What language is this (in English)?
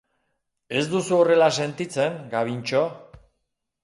Basque